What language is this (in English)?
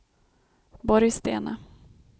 Swedish